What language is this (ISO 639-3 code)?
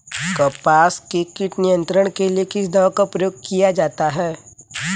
hin